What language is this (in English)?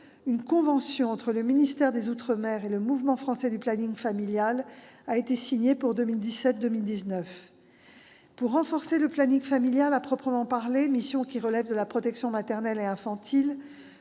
French